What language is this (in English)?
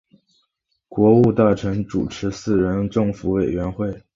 Chinese